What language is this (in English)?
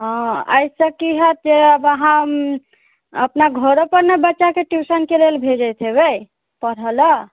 Maithili